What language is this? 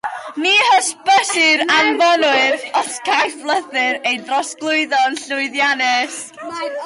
Welsh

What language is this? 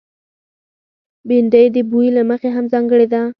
Pashto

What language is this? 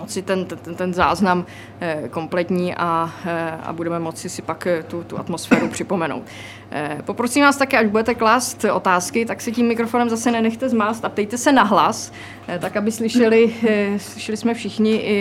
Czech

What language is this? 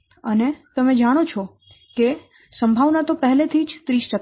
Gujarati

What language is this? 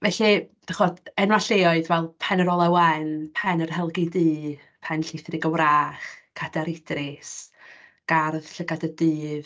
Welsh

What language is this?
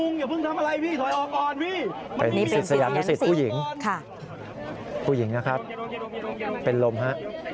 Thai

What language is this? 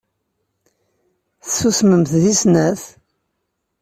Kabyle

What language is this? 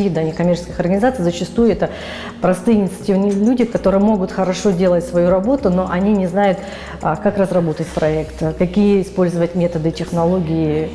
Russian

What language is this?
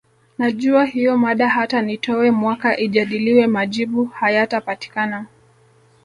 Swahili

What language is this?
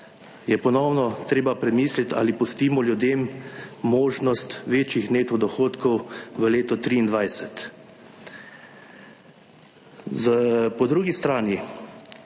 Slovenian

